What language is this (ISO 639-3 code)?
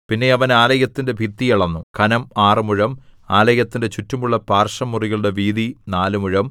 mal